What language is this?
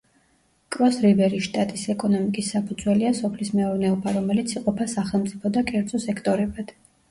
Georgian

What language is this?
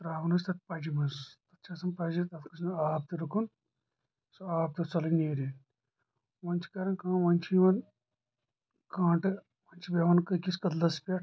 Kashmiri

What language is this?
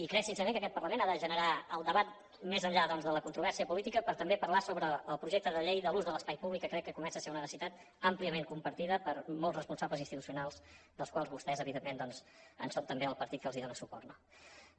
Catalan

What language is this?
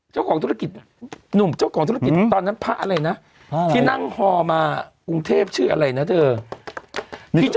Thai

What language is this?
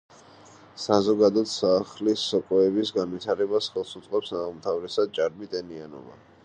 Georgian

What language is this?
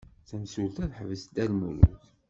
Kabyle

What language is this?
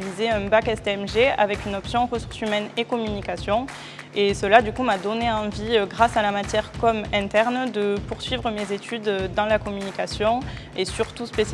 French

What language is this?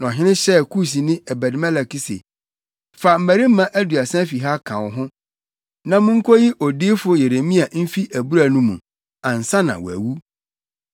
Akan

